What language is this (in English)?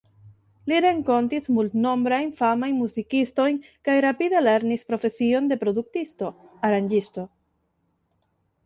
Esperanto